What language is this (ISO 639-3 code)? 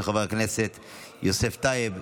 heb